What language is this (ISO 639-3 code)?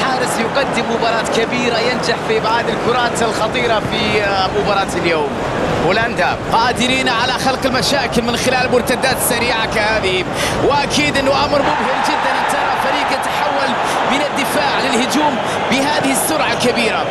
ara